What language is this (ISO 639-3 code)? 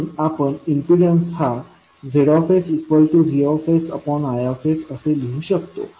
mar